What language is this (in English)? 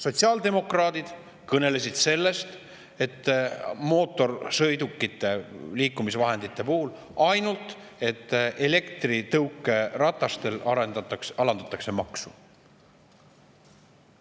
Estonian